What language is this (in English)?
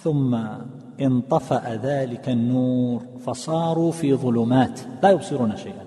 Arabic